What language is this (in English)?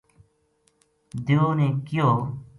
Gujari